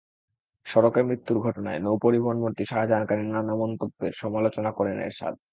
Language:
Bangla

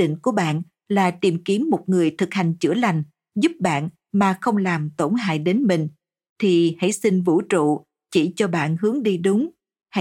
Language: Vietnamese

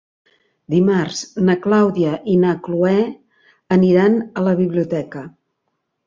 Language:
Catalan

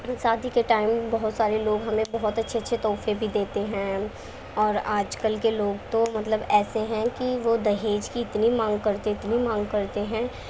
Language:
Urdu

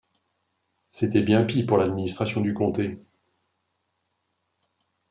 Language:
French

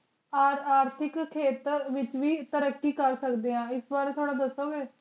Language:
Punjabi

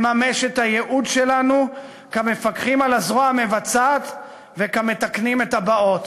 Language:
Hebrew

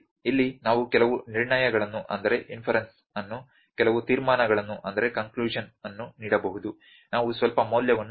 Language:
Kannada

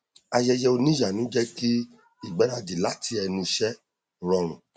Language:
Yoruba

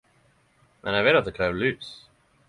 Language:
Norwegian Nynorsk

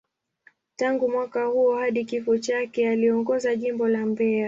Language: Swahili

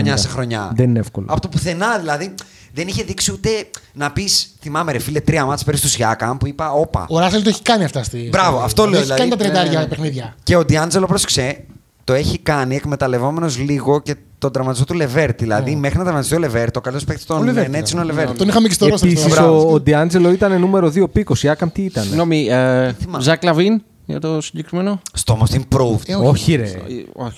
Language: Greek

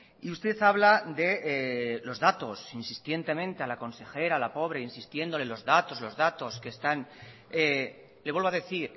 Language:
Spanish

